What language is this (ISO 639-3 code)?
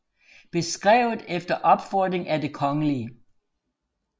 dan